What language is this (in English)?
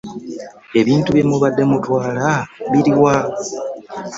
Ganda